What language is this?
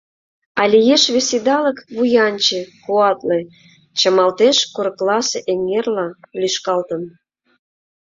Mari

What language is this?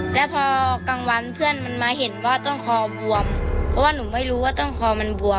Thai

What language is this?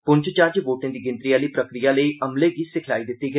Dogri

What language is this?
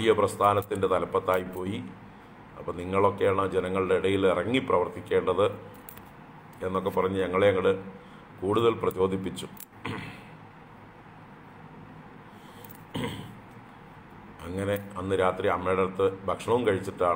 Romanian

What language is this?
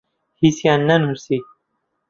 Central Kurdish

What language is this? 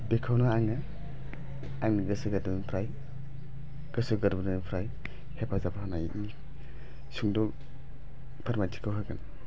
Bodo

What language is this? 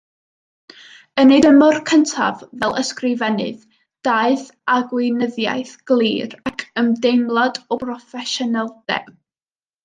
Welsh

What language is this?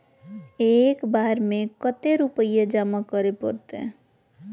Magahi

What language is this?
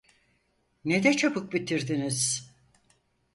Turkish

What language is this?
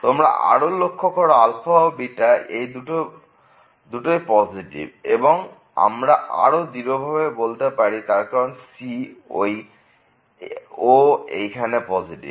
Bangla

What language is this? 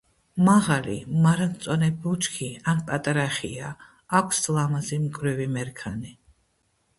Georgian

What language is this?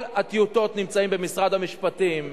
Hebrew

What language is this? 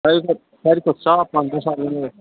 Kashmiri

